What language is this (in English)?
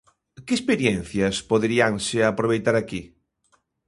Galician